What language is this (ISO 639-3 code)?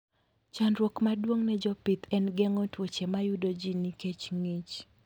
luo